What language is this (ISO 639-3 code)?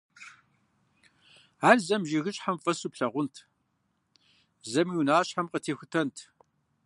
kbd